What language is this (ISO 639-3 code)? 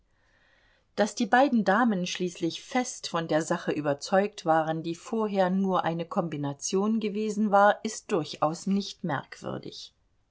deu